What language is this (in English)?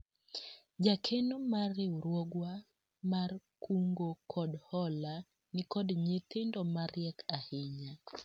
Luo (Kenya and Tanzania)